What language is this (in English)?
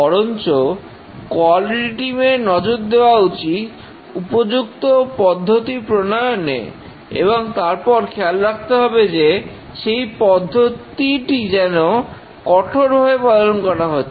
Bangla